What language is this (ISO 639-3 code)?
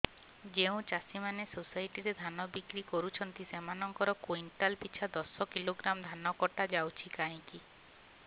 ori